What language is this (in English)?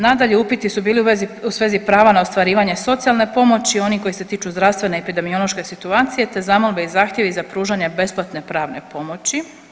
Croatian